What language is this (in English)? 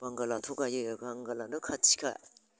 Bodo